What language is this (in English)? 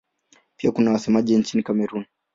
Swahili